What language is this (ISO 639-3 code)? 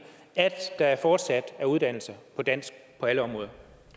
dan